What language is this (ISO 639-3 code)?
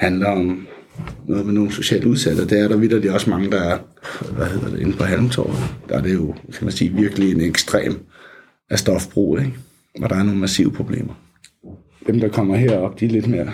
dan